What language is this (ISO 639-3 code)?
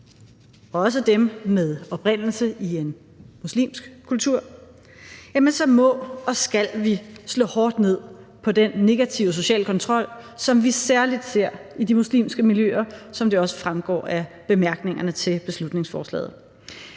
dan